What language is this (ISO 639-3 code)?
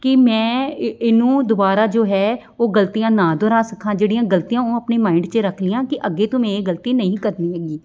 pan